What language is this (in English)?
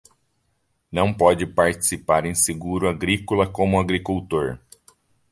Portuguese